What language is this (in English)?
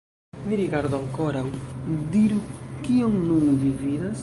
Esperanto